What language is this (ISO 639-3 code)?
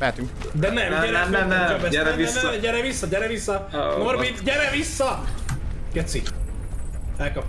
hun